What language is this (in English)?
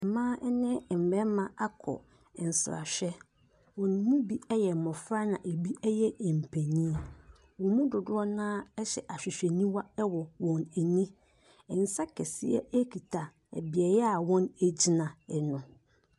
Akan